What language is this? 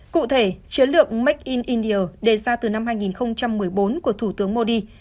Vietnamese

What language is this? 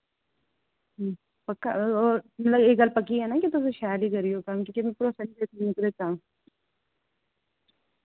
Dogri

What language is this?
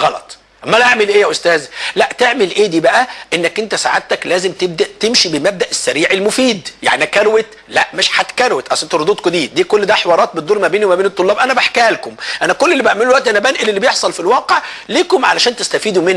Arabic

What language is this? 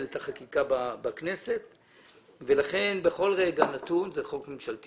Hebrew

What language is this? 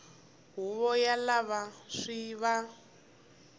Tsonga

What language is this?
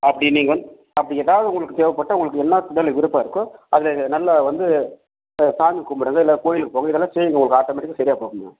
Tamil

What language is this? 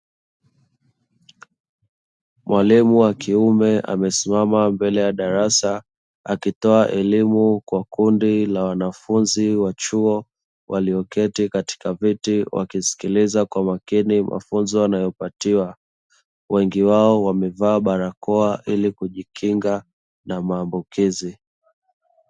Swahili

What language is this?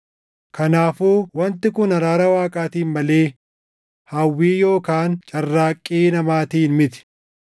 Oromo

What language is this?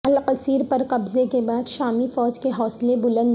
Urdu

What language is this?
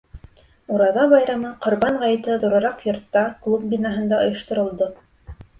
Bashkir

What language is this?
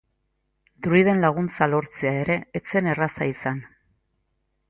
Basque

